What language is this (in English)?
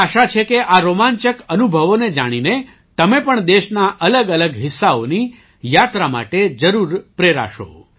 Gujarati